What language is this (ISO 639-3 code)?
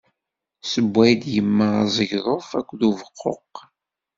kab